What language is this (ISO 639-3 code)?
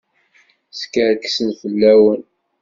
kab